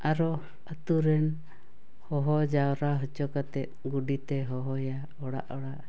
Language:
Santali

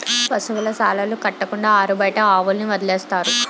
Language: Telugu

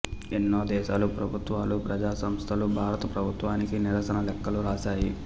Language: Telugu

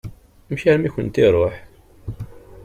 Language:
Kabyle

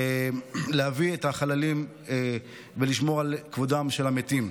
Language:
Hebrew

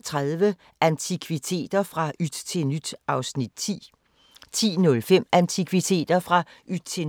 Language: Danish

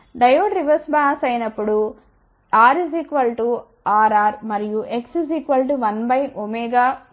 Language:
Telugu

